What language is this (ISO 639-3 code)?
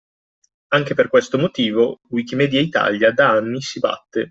ita